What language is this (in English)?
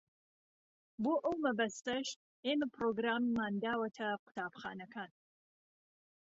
Central Kurdish